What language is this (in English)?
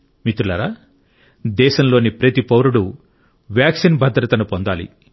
Telugu